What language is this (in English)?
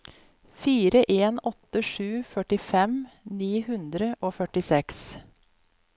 Norwegian